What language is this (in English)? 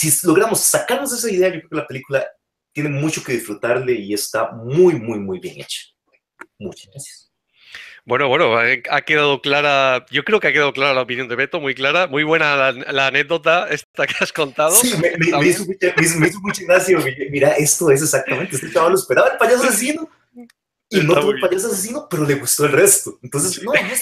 Spanish